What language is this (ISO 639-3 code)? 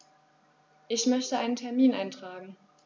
deu